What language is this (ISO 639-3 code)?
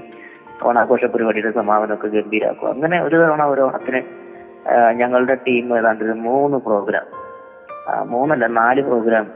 mal